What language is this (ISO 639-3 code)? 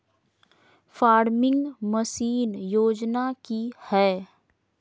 mag